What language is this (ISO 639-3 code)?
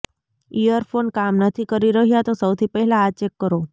guj